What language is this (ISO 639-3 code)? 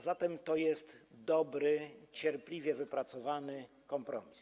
pol